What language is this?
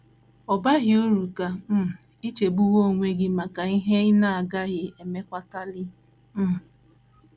Igbo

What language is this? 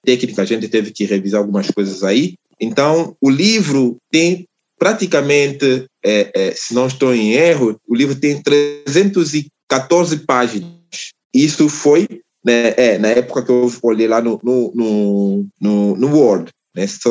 Portuguese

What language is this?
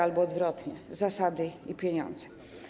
Polish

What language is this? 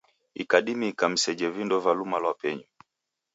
Taita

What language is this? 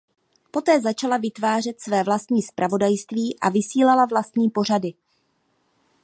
Czech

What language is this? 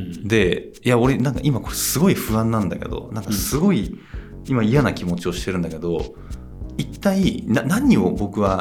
Japanese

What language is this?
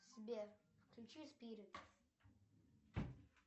Russian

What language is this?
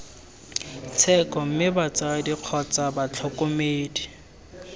Tswana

